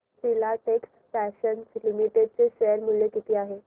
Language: Marathi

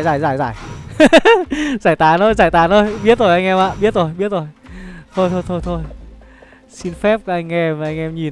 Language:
Vietnamese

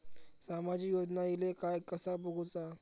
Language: Marathi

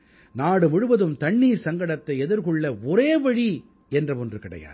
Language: Tamil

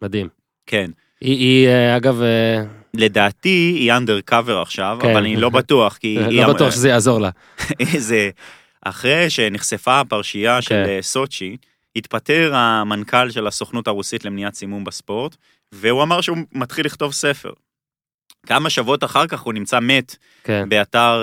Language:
Hebrew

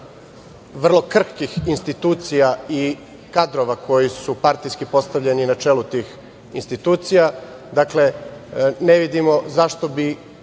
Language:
Serbian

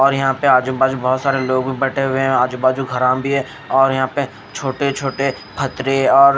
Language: Hindi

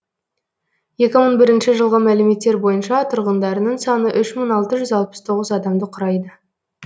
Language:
Kazakh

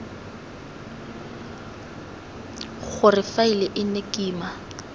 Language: Tswana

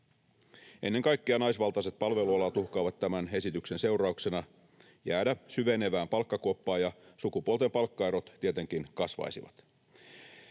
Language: Finnish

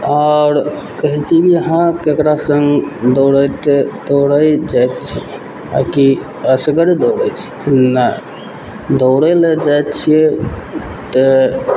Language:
Maithili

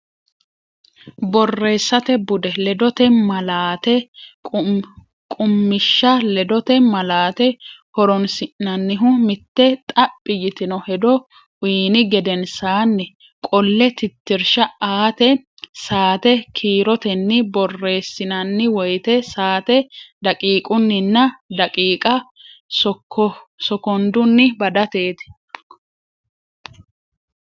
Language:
Sidamo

